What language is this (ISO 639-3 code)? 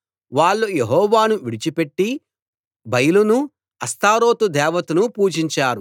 tel